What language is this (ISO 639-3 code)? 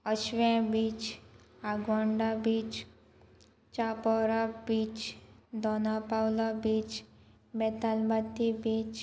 kok